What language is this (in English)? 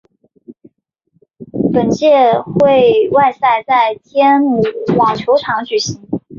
Chinese